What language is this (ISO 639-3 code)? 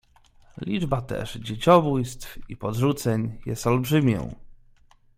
pol